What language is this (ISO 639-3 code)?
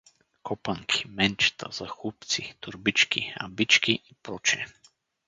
bul